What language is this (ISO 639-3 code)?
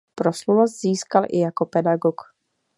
ces